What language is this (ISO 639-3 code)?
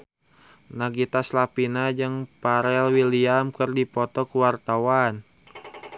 sun